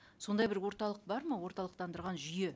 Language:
Kazakh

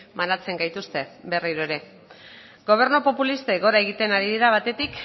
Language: Basque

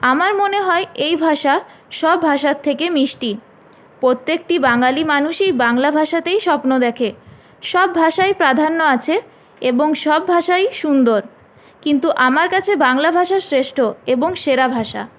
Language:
Bangla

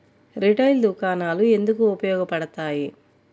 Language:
Telugu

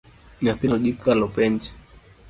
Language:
Luo (Kenya and Tanzania)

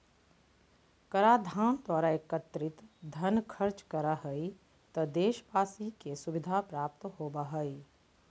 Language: Magahi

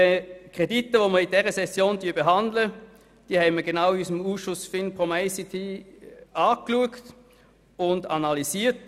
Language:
Swiss German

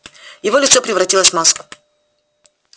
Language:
Russian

